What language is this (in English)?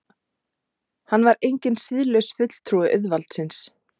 Icelandic